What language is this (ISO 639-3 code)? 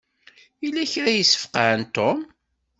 kab